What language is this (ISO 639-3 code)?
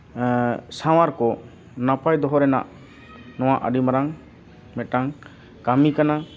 sat